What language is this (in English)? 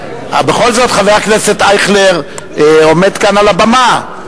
Hebrew